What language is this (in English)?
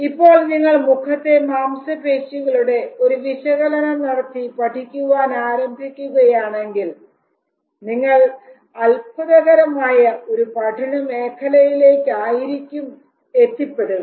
Malayalam